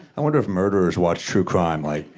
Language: English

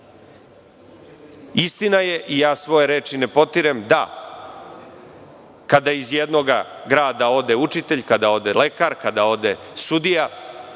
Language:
Serbian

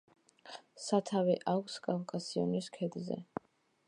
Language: Georgian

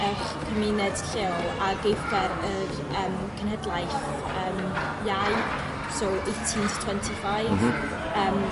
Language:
Welsh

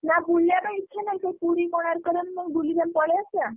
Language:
Odia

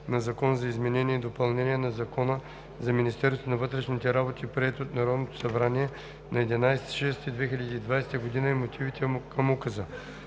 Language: Bulgarian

